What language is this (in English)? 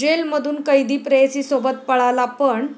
Marathi